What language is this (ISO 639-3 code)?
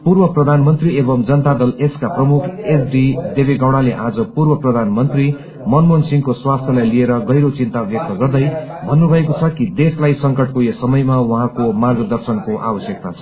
nep